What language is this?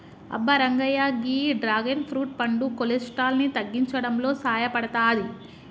Telugu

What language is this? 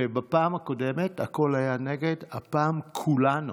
Hebrew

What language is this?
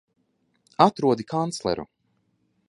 Latvian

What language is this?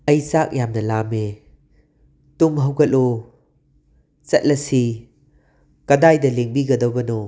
Manipuri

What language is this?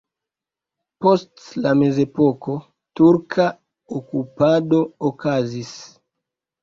Esperanto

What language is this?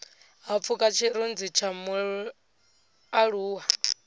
Venda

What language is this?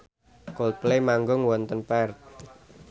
Javanese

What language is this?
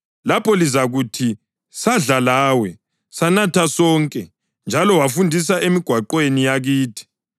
North Ndebele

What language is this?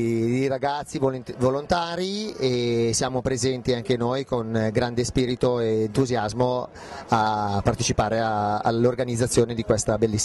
Italian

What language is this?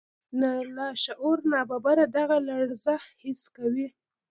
Pashto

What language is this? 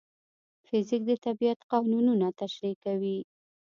Pashto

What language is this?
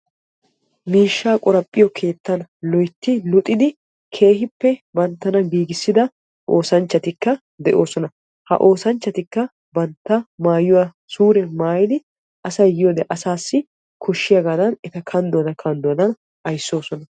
Wolaytta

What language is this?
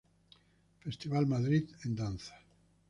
Spanish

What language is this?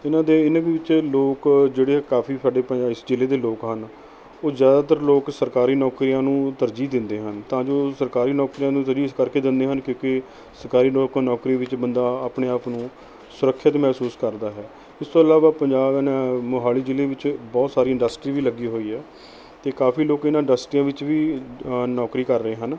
Punjabi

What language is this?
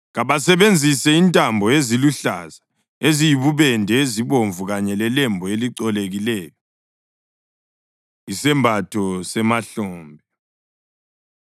North Ndebele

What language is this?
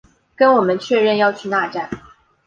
Chinese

